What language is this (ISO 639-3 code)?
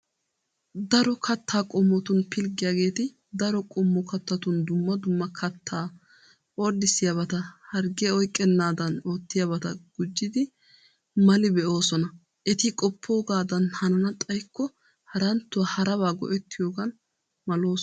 wal